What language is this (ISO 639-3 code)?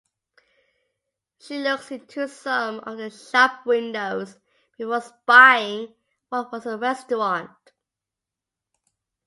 eng